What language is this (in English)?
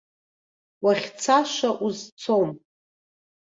Abkhazian